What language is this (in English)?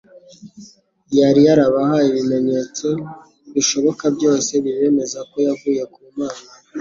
Kinyarwanda